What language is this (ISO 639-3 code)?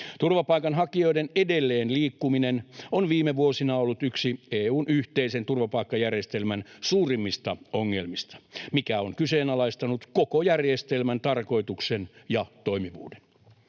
fin